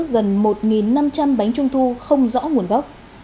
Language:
Vietnamese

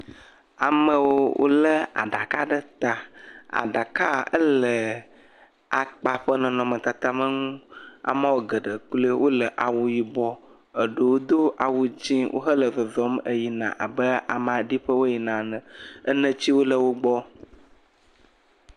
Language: Ewe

